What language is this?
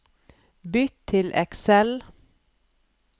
Norwegian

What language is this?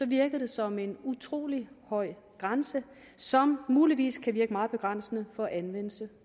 Danish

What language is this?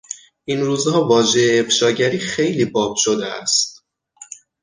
Persian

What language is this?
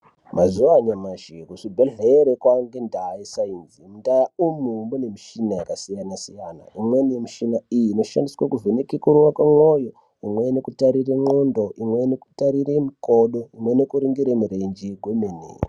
Ndau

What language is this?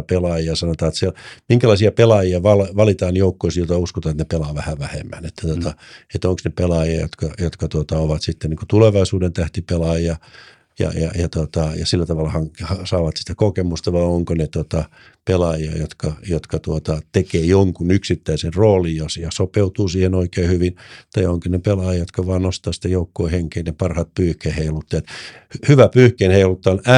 Finnish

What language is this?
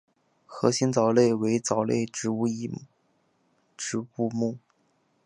Chinese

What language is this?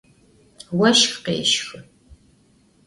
Adyghe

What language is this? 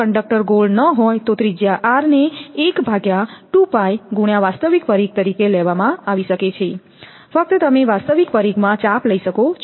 Gujarati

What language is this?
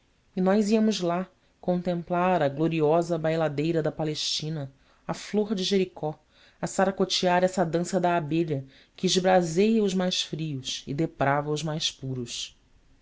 Portuguese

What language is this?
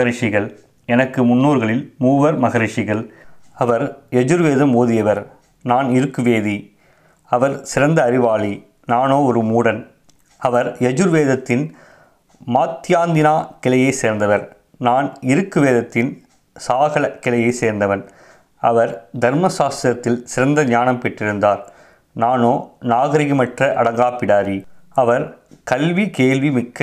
Tamil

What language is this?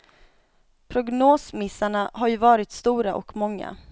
Swedish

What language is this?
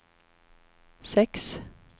Swedish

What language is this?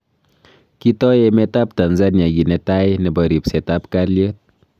Kalenjin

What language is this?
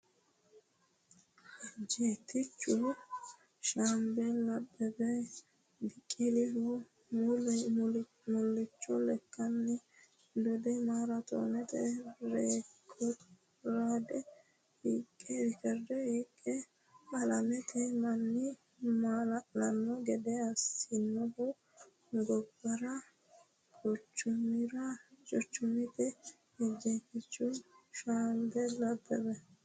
Sidamo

